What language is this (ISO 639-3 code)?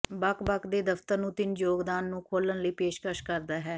pan